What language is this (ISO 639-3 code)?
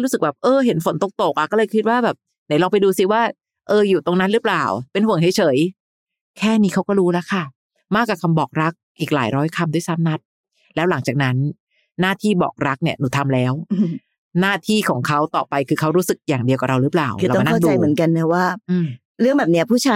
tha